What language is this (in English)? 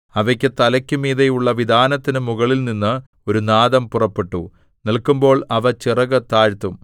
Malayalam